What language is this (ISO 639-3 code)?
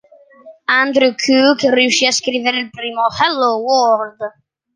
ita